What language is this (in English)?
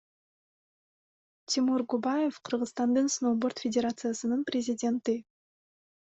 Kyrgyz